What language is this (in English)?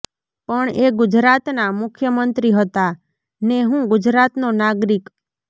Gujarati